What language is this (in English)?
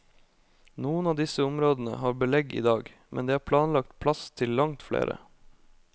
Norwegian